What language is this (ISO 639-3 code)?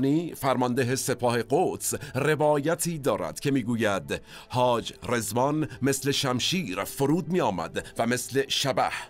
fas